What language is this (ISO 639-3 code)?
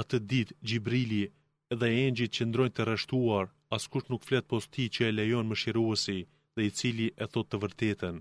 ell